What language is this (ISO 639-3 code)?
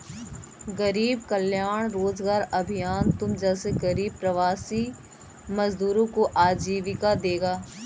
hin